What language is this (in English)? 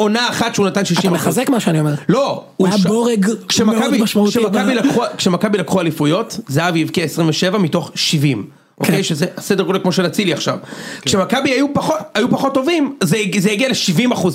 Hebrew